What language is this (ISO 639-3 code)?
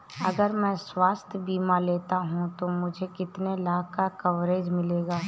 hin